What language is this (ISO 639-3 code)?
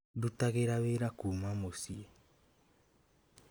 kik